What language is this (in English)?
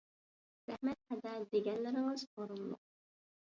Uyghur